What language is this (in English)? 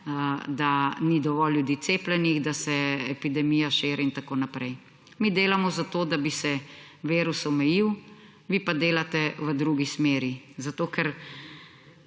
Slovenian